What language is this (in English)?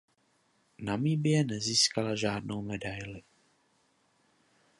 Czech